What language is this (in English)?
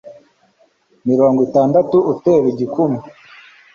Kinyarwanda